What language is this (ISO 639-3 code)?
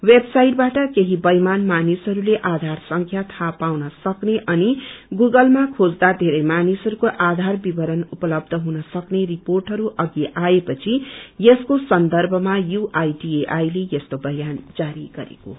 nep